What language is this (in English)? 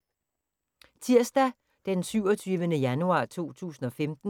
Danish